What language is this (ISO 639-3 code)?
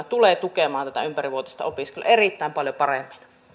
fin